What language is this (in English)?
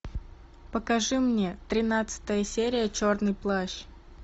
Russian